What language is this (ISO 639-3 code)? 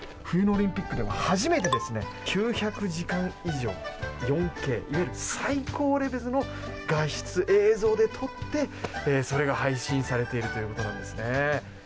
jpn